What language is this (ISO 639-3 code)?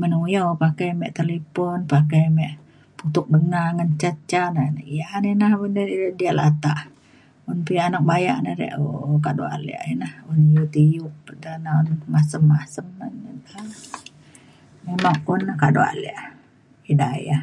xkl